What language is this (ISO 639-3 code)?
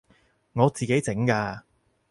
yue